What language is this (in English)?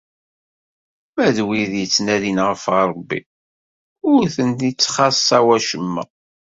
Kabyle